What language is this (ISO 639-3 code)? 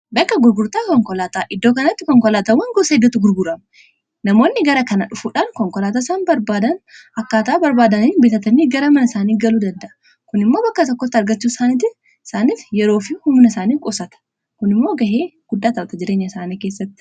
orm